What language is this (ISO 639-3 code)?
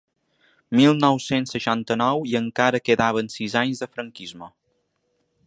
cat